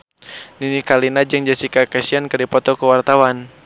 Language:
Sundanese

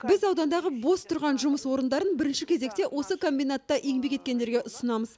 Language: Kazakh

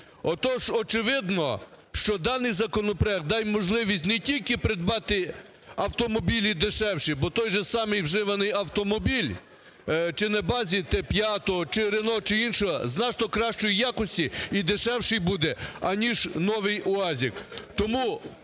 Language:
Ukrainian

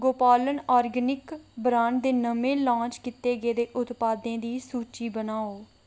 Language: Dogri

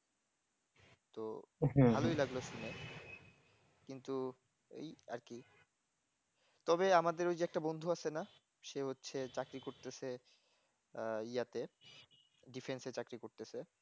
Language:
Bangla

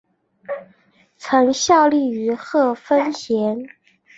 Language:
Chinese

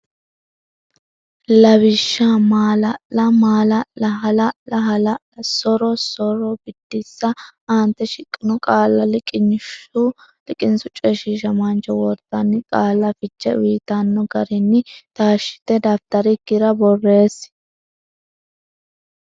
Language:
Sidamo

